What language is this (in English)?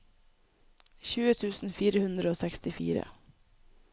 Norwegian